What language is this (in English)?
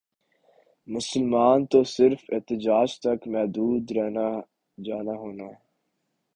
Urdu